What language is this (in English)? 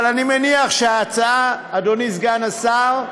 Hebrew